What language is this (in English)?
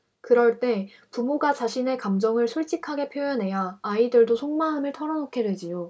Korean